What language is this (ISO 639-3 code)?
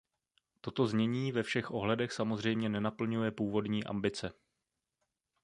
ces